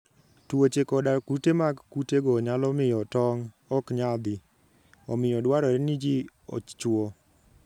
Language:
Luo (Kenya and Tanzania)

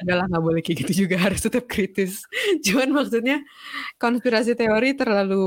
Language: Indonesian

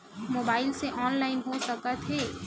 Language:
Chhattisgarhi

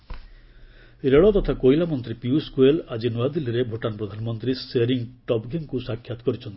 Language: Odia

